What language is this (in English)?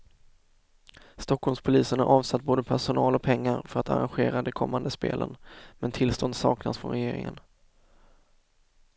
Swedish